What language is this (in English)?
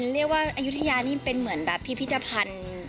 Thai